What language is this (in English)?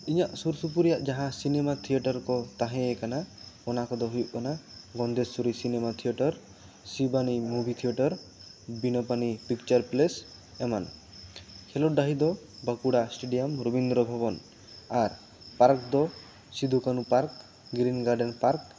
Santali